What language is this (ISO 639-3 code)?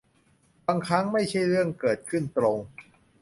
tha